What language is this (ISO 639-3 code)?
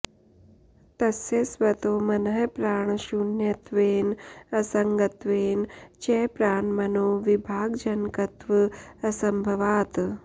san